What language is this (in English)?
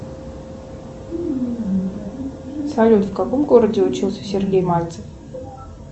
Russian